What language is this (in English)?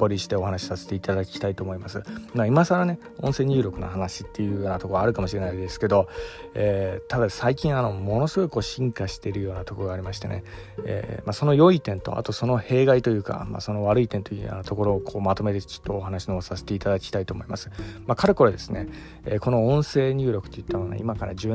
Japanese